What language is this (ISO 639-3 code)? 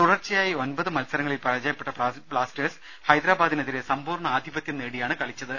mal